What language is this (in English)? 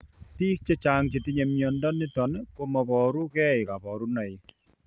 Kalenjin